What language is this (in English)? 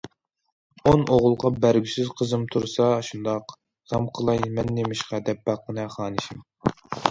Uyghur